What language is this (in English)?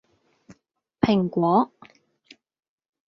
Cantonese